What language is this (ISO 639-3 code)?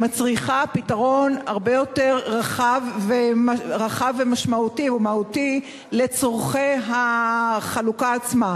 heb